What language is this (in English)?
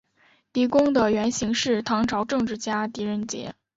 Chinese